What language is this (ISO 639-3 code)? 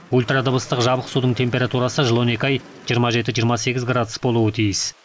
kaz